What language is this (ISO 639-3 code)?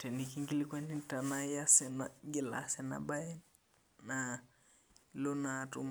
mas